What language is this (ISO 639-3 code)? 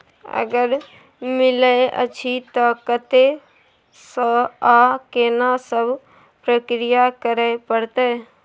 mai